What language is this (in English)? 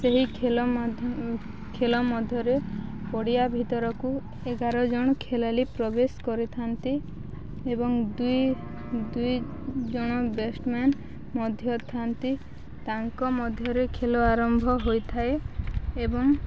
Odia